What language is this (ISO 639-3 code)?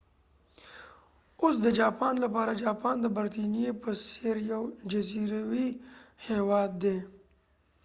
pus